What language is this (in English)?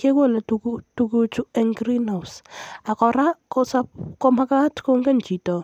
Kalenjin